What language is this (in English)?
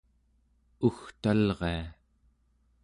Central Yupik